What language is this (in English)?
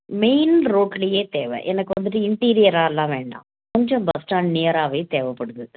Tamil